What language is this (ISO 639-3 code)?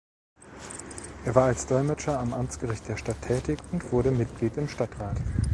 deu